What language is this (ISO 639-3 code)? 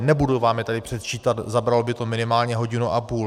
ces